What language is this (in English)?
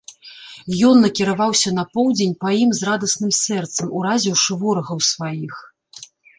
Belarusian